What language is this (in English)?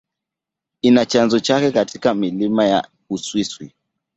Swahili